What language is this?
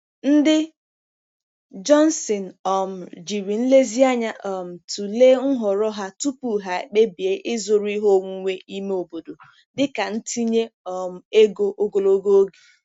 Igbo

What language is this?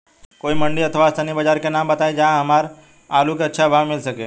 Bhojpuri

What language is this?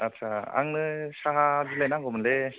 Bodo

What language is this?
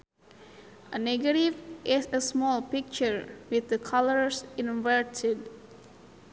Sundanese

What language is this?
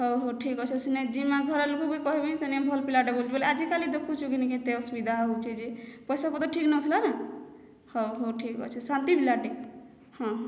Odia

